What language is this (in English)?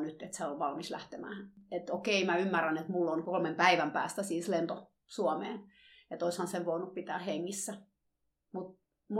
Finnish